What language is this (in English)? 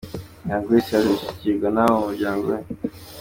Kinyarwanda